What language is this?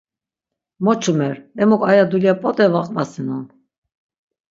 Laz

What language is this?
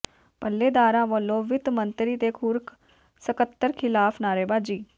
Punjabi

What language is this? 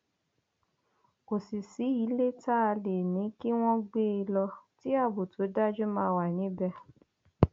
Yoruba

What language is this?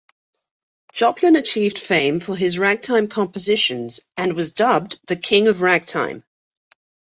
English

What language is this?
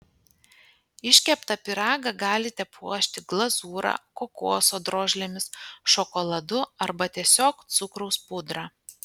Lithuanian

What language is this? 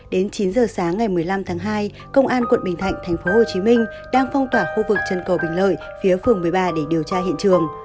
Vietnamese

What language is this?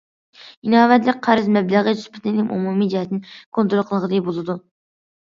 Uyghur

